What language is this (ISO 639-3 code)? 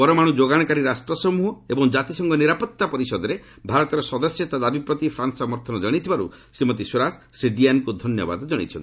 ori